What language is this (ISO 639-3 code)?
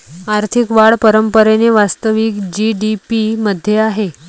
mar